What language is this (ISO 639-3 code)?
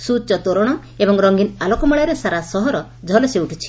ori